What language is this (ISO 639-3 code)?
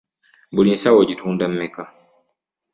lug